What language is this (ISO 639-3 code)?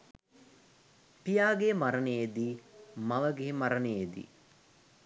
sin